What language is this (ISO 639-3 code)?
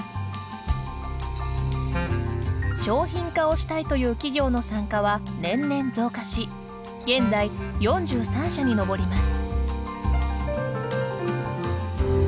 jpn